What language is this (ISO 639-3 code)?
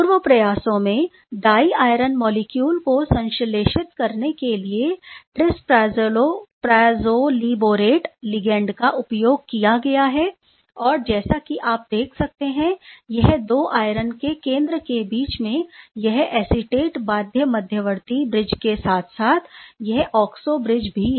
hin